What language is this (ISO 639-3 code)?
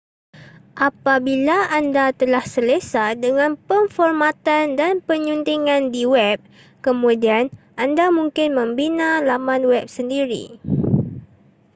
msa